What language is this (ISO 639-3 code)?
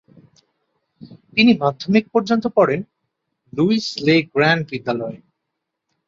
ben